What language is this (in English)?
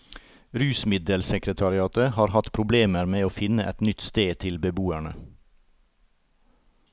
Norwegian